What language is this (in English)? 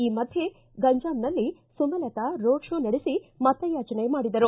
Kannada